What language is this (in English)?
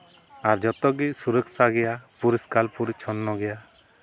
Santali